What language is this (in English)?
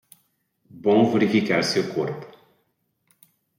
Portuguese